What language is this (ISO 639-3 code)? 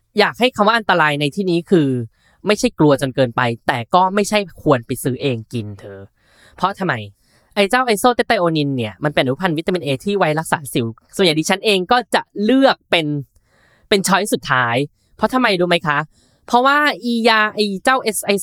tha